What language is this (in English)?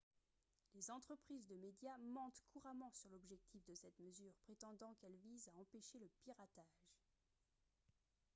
French